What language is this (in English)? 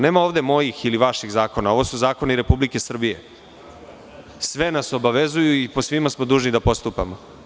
Serbian